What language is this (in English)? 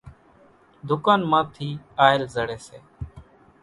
Kachi Koli